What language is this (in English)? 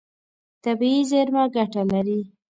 Pashto